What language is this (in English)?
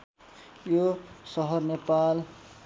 Nepali